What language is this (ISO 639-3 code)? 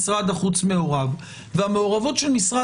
heb